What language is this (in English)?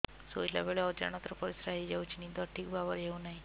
Odia